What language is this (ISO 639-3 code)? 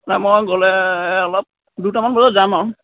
asm